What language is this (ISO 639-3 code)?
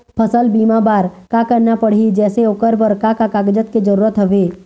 hne